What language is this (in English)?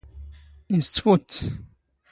Standard Moroccan Tamazight